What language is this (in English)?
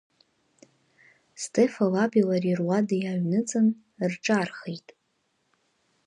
Abkhazian